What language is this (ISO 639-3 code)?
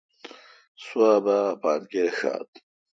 xka